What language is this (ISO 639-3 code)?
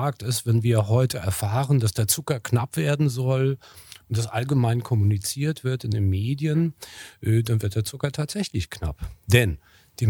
deu